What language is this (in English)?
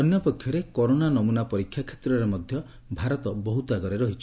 Odia